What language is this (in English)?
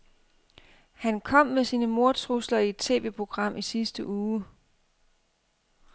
Danish